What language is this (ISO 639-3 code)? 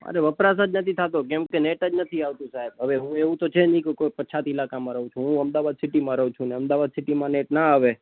guj